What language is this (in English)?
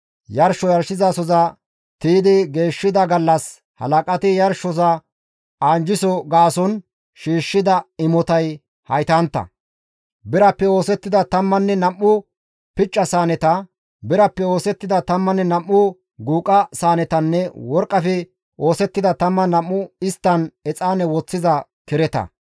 Gamo